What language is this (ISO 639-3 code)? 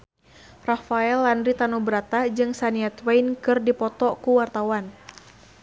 sun